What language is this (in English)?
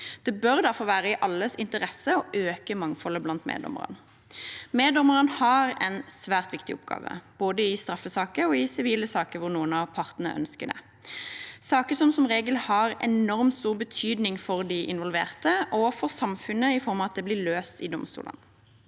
Norwegian